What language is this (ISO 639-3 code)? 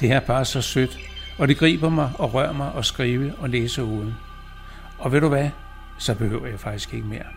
dan